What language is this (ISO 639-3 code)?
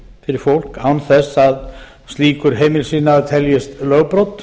isl